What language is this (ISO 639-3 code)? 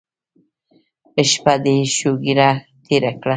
pus